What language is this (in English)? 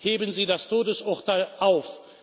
German